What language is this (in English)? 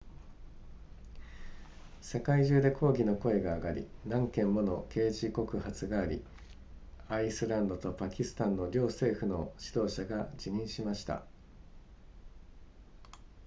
Japanese